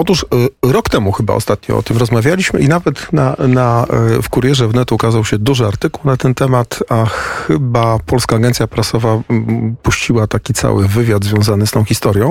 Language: Polish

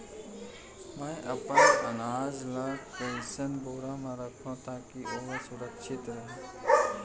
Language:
Chhattisgarhi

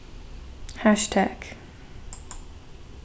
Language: Faroese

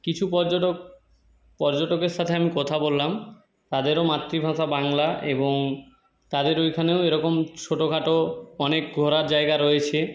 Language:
Bangla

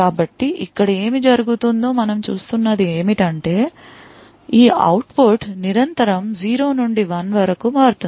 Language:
Telugu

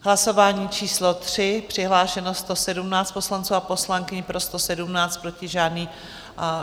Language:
Czech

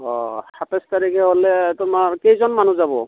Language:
Assamese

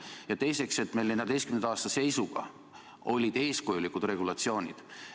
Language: Estonian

